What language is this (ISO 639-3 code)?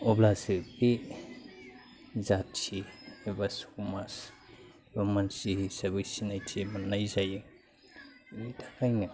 brx